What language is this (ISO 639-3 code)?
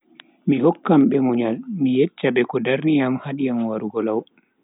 fui